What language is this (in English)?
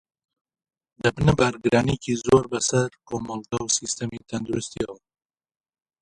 Central Kurdish